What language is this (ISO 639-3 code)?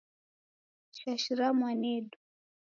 dav